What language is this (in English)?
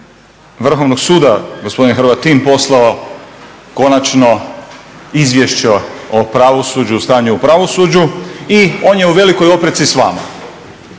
Croatian